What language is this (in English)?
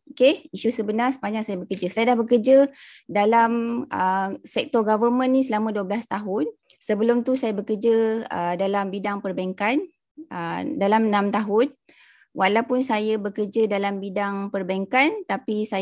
Malay